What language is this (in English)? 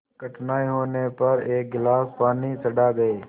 Hindi